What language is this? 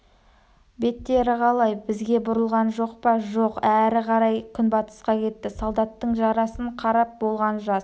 Kazakh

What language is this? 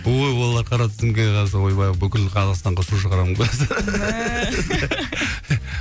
Kazakh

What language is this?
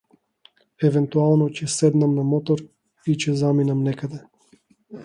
Macedonian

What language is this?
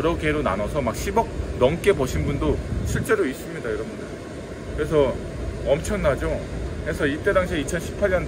Korean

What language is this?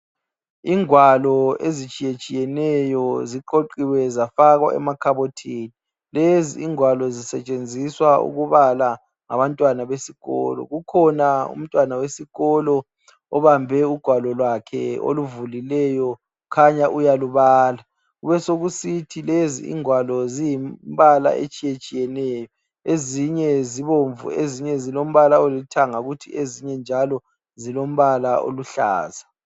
North Ndebele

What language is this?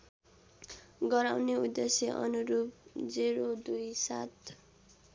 Nepali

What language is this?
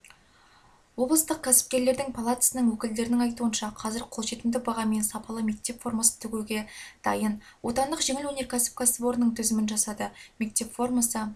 Kazakh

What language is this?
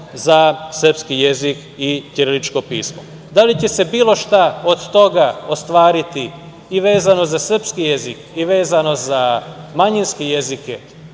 Serbian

